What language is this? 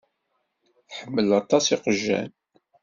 Kabyle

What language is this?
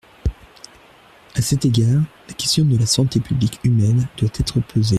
French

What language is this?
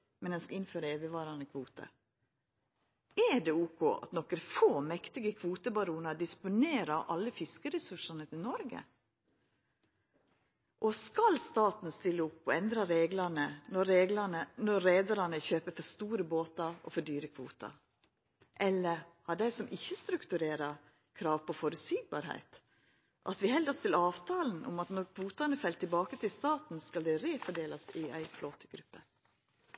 Norwegian Nynorsk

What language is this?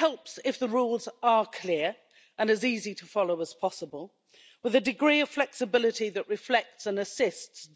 English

